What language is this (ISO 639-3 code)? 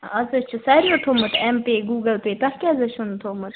kas